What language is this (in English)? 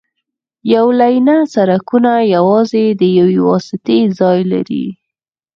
Pashto